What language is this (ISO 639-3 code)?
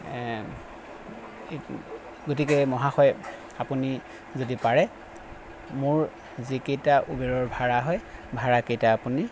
asm